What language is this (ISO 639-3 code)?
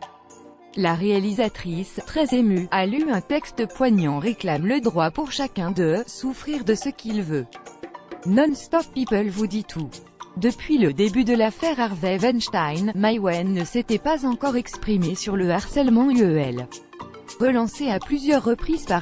fra